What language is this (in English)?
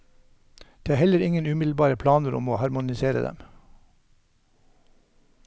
Norwegian